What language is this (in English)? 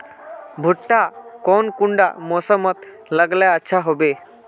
Magahi